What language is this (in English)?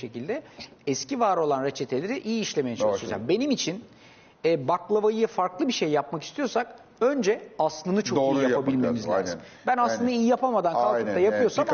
Turkish